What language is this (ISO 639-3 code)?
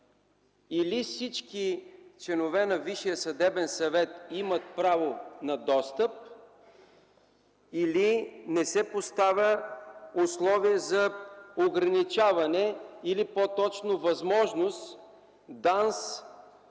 bul